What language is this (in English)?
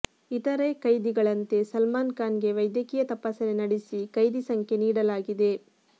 Kannada